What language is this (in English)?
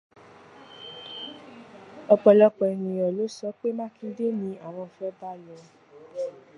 Yoruba